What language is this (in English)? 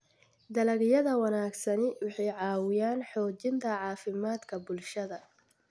Somali